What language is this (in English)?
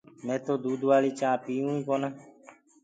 Gurgula